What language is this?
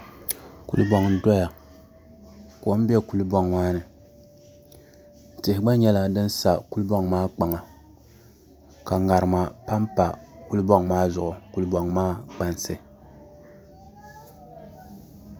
Dagbani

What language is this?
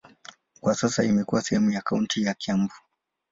Swahili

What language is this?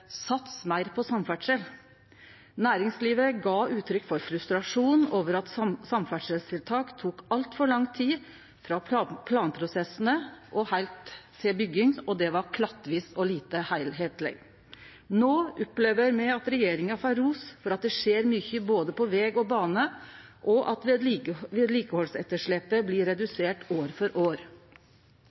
Norwegian Nynorsk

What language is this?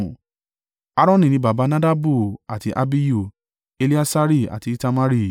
Yoruba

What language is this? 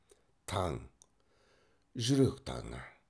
Kazakh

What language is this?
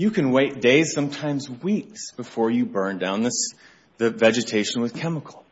English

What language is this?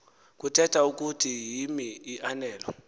Xhosa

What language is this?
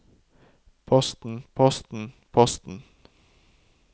Norwegian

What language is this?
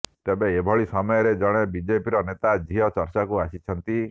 Odia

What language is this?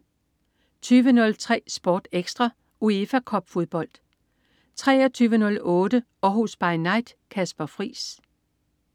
Danish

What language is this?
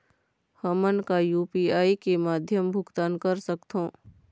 Chhattisgarhi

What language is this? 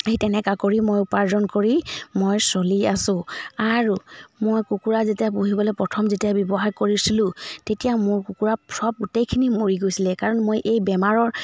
Assamese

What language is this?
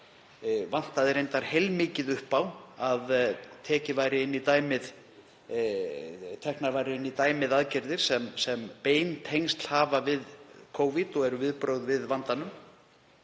Icelandic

